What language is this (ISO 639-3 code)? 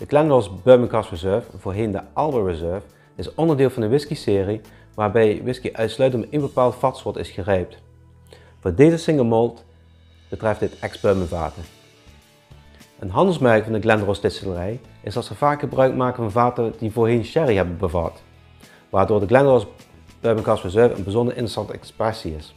nld